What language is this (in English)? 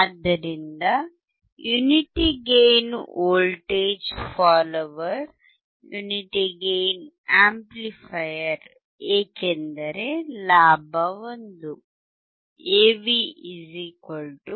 Kannada